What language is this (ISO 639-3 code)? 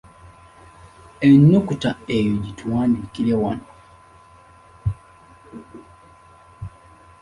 lug